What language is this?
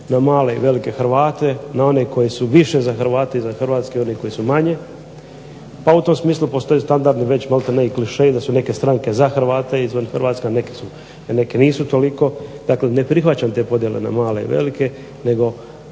Croatian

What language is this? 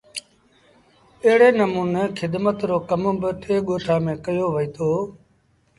Sindhi Bhil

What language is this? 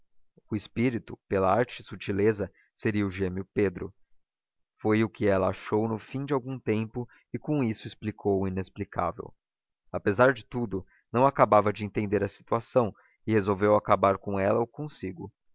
Portuguese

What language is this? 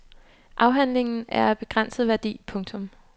Danish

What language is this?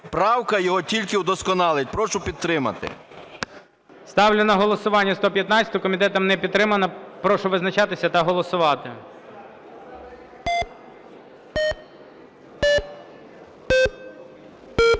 Ukrainian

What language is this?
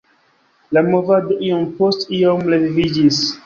Esperanto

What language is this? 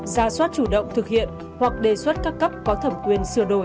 Vietnamese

